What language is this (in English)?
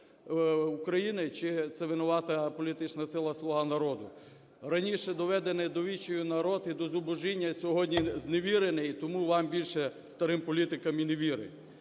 Ukrainian